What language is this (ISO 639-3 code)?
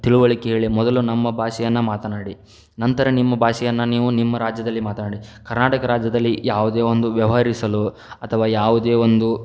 kan